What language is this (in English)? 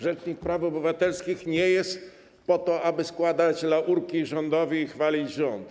Polish